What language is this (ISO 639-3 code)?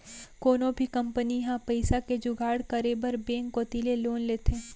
hne